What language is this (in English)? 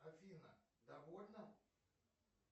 Russian